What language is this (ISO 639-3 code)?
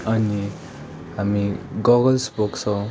nep